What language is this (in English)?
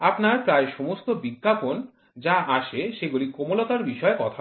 Bangla